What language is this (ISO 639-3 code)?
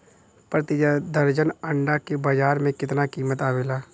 bho